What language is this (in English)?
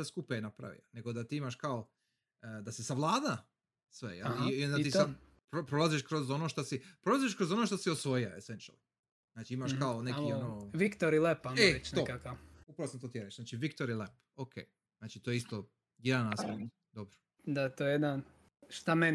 Croatian